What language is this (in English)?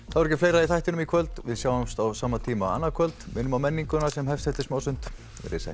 Icelandic